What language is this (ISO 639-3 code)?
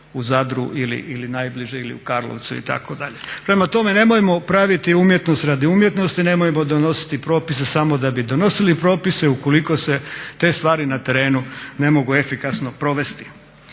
hrv